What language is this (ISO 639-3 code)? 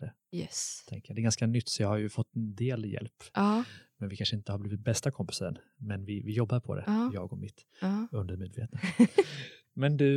swe